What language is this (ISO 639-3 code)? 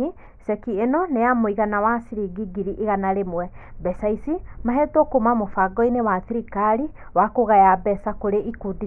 kik